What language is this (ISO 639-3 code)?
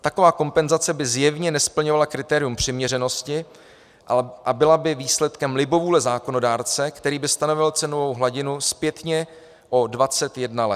ces